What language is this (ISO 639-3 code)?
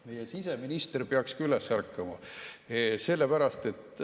est